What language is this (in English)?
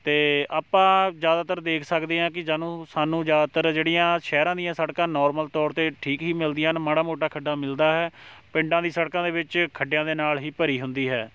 Punjabi